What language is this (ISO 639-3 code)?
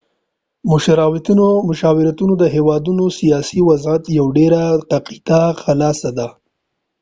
pus